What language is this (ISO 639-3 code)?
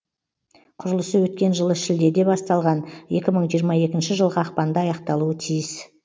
kaz